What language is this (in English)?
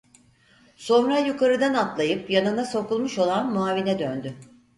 Turkish